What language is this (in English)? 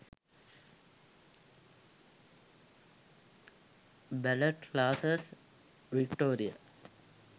Sinhala